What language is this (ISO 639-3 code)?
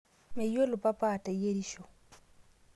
mas